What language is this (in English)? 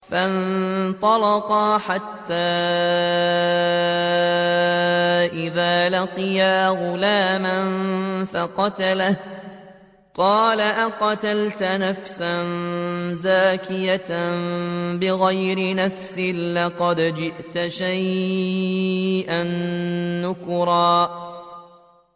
Arabic